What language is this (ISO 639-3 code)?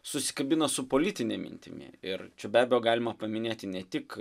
lit